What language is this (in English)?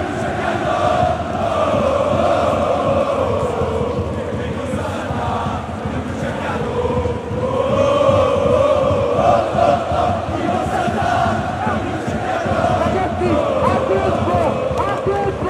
Arabic